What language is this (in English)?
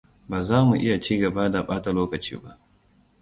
Hausa